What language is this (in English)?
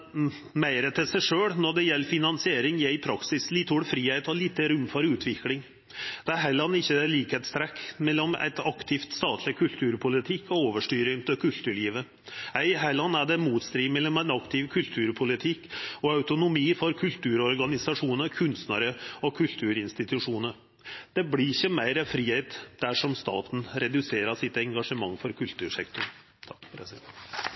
Norwegian